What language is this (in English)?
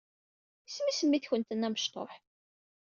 Kabyle